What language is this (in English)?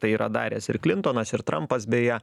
Lithuanian